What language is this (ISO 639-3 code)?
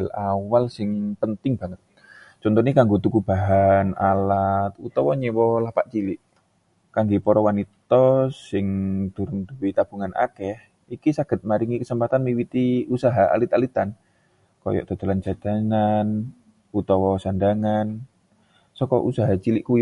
jav